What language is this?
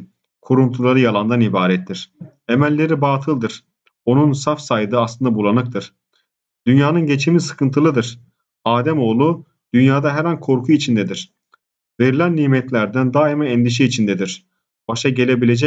Turkish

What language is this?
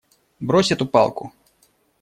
Russian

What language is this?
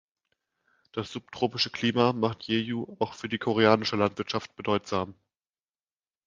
German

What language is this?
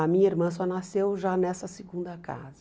Portuguese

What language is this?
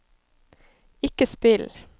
Norwegian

